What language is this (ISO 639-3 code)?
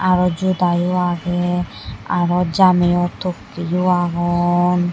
ccp